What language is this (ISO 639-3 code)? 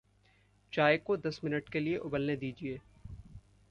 hin